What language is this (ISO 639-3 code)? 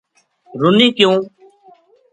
gju